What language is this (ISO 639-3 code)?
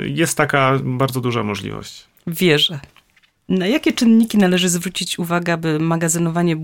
pol